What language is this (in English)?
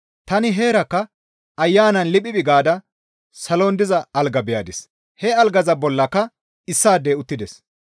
Gamo